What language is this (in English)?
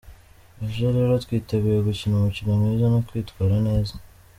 Kinyarwanda